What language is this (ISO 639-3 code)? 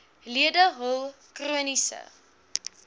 afr